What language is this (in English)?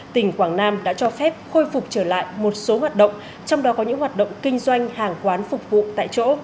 Vietnamese